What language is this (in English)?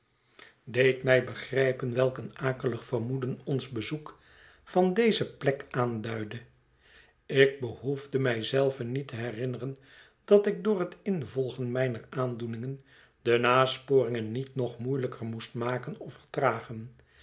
Dutch